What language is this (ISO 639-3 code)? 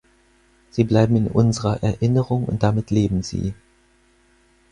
deu